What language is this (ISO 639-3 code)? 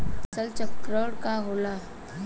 bho